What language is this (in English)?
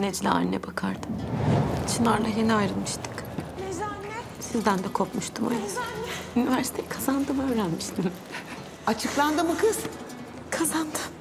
Turkish